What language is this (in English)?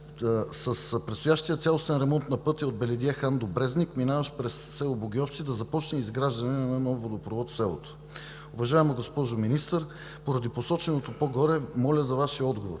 Bulgarian